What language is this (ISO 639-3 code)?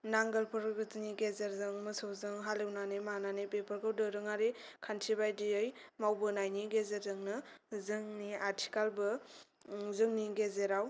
brx